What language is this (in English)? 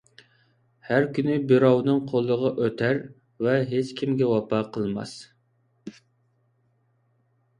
Uyghur